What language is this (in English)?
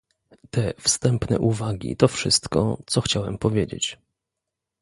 Polish